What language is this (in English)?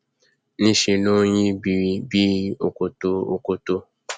Yoruba